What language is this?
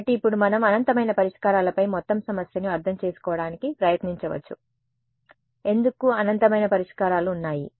Telugu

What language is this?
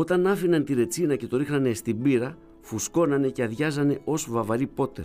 Greek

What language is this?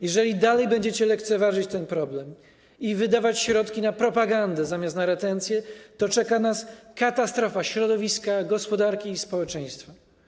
Polish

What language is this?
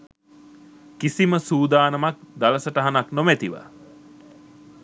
Sinhala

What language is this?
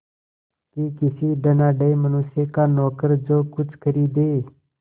Hindi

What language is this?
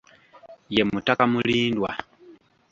Ganda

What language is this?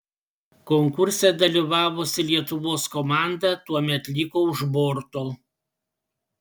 Lithuanian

